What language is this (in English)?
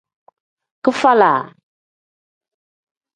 Tem